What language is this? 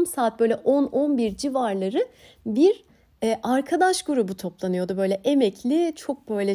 Turkish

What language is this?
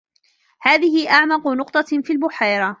Arabic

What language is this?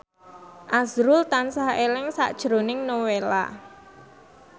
Javanese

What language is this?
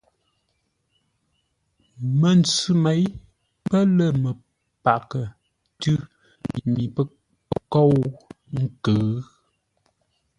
Ngombale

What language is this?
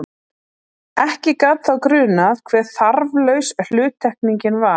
Icelandic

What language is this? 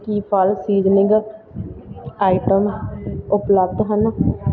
Punjabi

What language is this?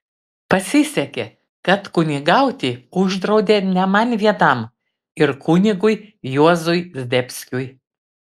Lithuanian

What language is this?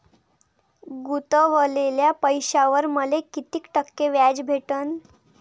Marathi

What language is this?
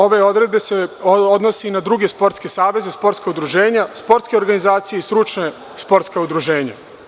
Serbian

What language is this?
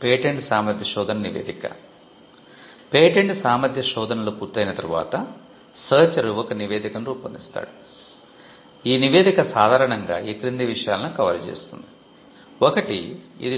Telugu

